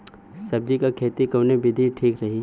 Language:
Bhojpuri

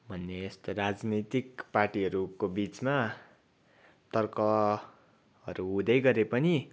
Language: Nepali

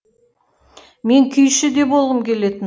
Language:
Kazakh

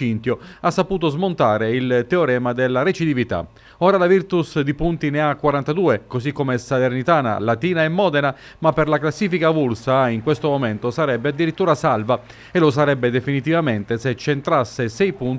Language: Italian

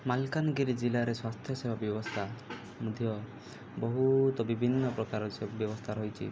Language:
Odia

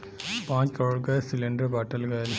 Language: Bhojpuri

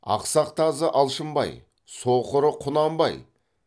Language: Kazakh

